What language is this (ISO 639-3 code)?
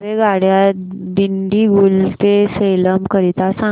mar